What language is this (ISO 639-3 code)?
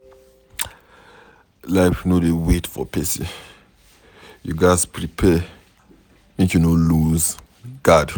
pcm